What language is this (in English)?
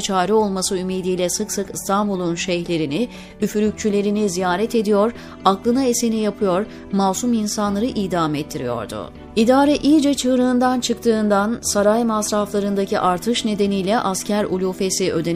Turkish